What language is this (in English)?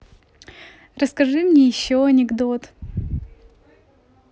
Russian